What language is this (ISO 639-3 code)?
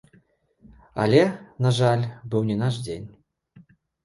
bel